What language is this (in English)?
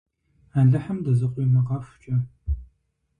Kabardian